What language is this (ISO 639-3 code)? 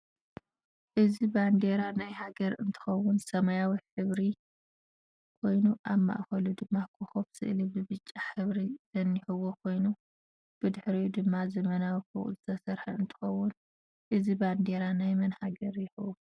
tir